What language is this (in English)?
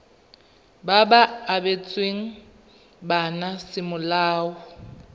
Tswana